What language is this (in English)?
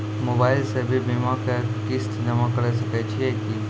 Maithili